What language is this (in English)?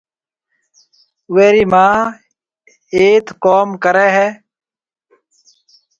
Marwari (Pakistan)